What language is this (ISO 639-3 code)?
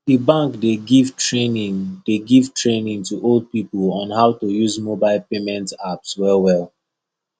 pcm